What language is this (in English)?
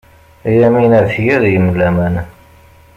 Kabyle